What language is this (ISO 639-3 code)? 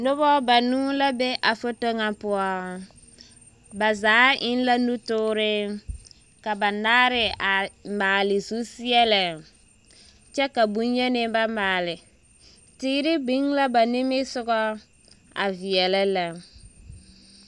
dga